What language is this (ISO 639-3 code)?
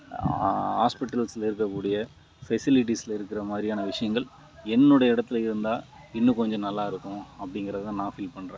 tam